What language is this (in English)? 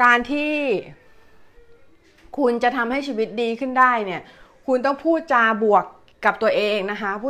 Thai